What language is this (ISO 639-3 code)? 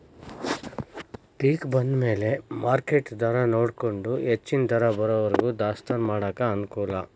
kan